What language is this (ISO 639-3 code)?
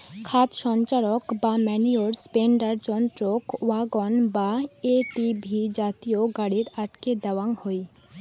ben